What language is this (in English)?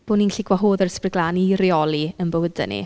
Welsh